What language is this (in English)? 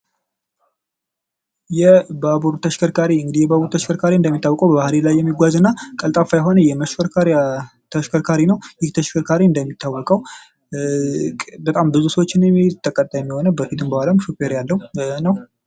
Amharic